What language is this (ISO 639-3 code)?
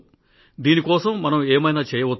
tel